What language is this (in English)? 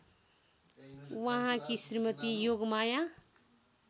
Nepali